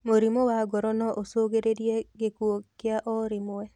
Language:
Kikuyu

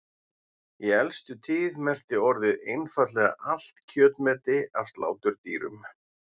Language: Icelandic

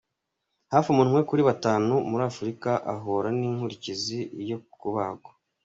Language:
Kinyarwanda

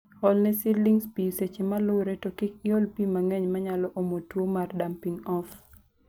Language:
Luo (Kenya and Tanzania)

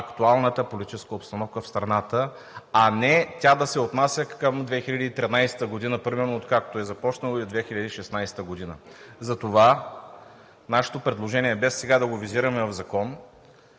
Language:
Bulgarian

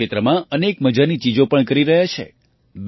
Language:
Gujarati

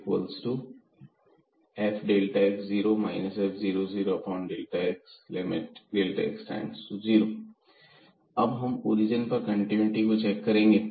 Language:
Hindi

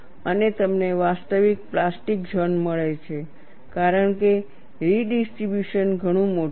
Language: Gujarati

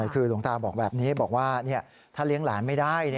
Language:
Thai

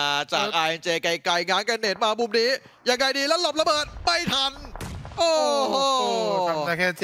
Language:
Thai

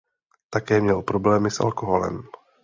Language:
Czech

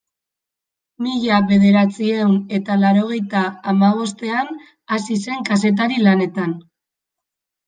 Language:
Basque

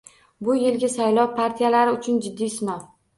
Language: Uzbek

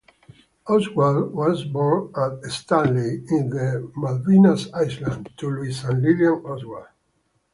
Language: English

